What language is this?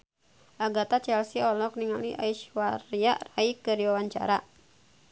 Sundanese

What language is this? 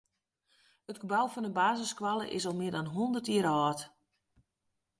Western Frisian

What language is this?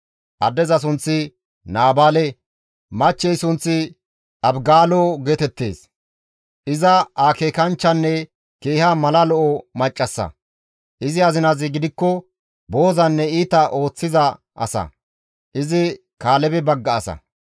Gamo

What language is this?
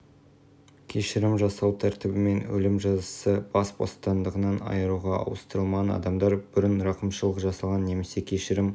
Kazakh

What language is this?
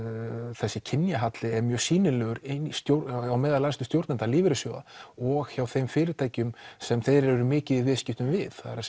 Icelandic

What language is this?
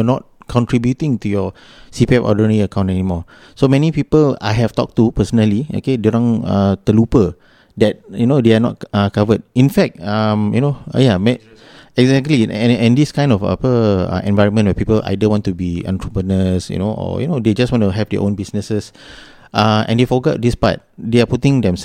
Malay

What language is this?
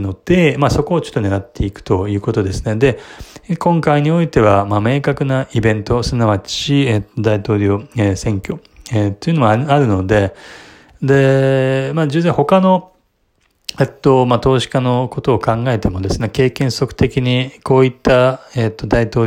Japanese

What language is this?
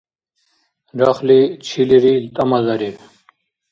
Dargwa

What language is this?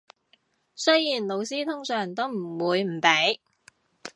Cantonese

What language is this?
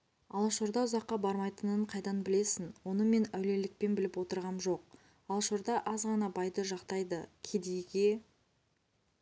Kazakh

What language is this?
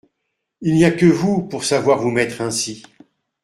French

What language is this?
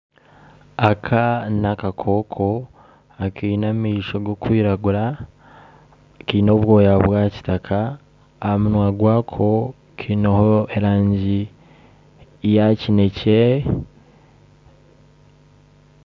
Nyankole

